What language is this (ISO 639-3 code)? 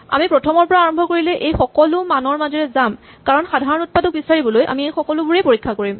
asm